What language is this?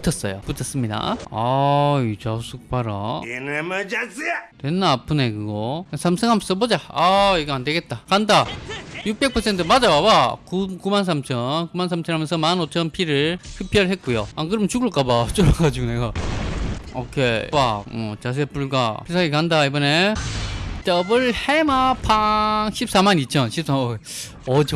Korean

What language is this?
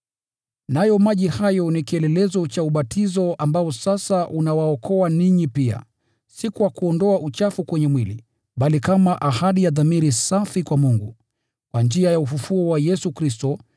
Swahili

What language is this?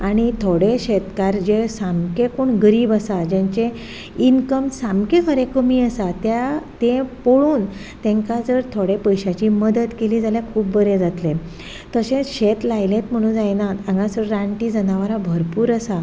Konkani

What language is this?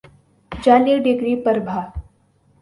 Urdu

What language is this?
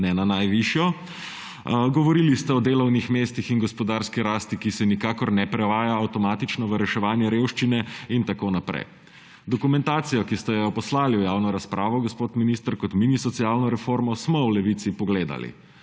Slovenian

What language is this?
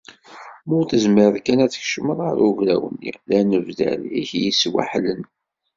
Kabyle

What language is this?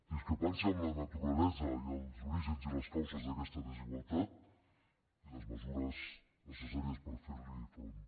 Catalan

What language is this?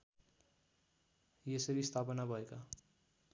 Nepali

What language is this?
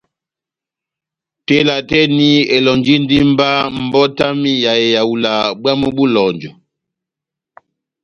Batanga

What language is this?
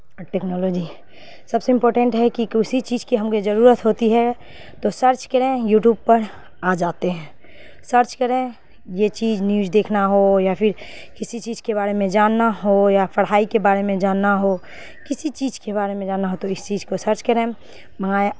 Urdu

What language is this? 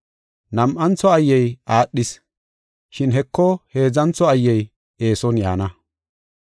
Gofa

